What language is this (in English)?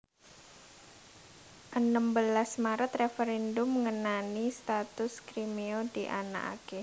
Javanese